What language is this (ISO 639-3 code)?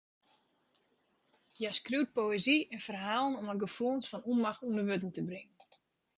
fry